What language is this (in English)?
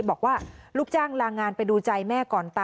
Thai